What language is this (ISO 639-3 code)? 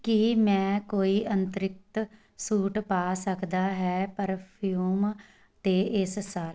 pan